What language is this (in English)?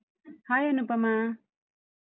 Kannada